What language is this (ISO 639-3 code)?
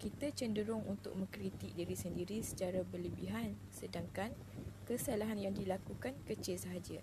msa